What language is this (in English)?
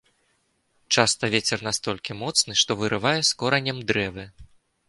Belarusian